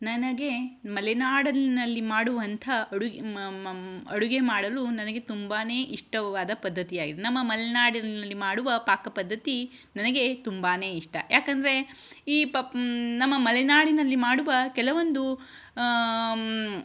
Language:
Kannada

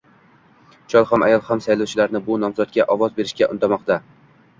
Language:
Uzbek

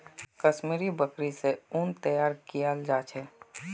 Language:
Magahi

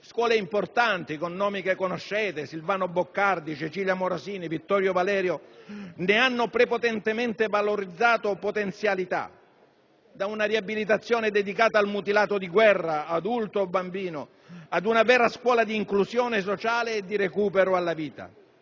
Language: Italian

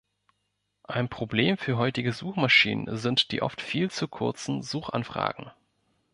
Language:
German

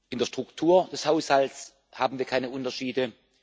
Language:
German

